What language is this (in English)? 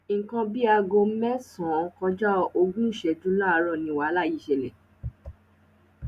Yoruba